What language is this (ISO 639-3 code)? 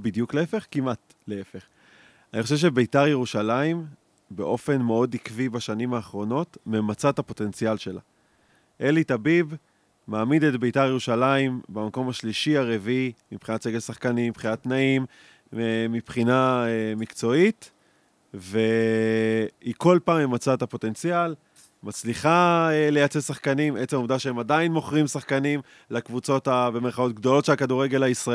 heb